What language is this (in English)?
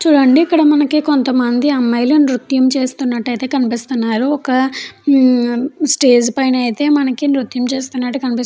Telugu